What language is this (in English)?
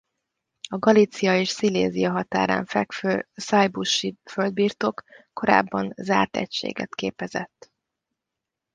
Hungarian